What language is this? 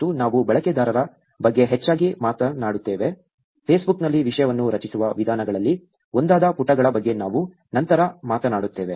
Kannada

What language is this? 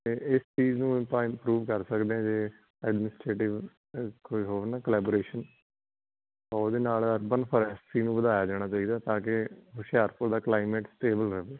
Punjabi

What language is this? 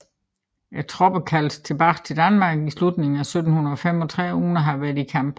Danish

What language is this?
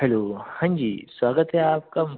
Hindi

